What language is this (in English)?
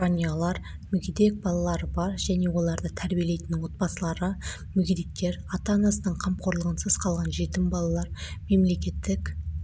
Kazakh